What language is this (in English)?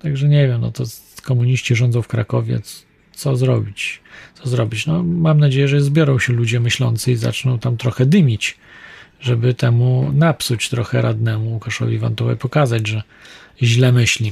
Polish